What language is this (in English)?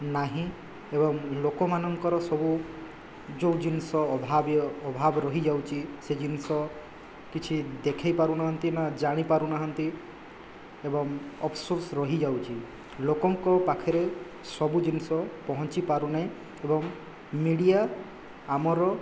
Odia